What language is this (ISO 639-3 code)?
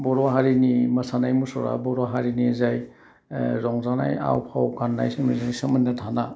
brx